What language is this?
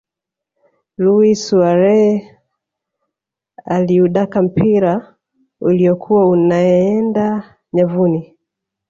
Swahili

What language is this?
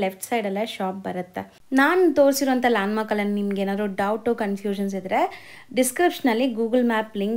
Kannada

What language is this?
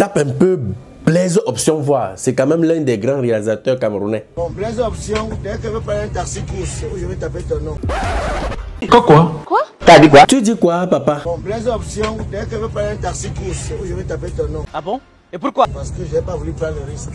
French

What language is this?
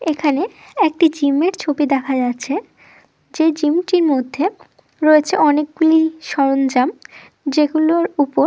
Bangla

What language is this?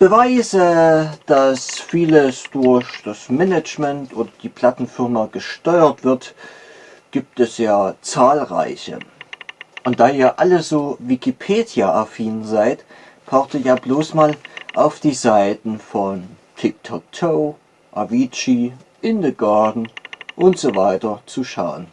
German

